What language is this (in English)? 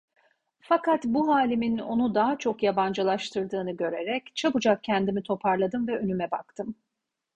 Turkish